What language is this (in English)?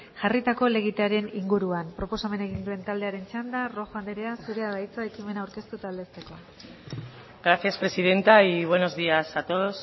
Basque